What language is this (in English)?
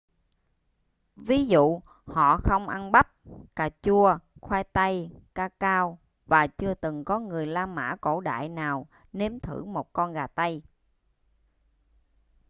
Vietnamese